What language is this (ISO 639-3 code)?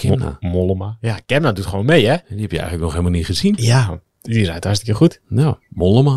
nld